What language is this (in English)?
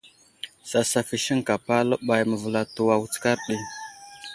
Wuzlam